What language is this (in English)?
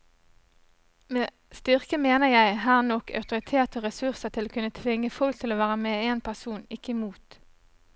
Norwegian